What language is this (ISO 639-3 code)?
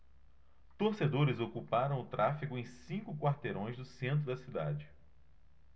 por